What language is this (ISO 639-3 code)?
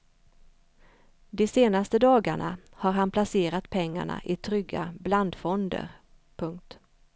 swe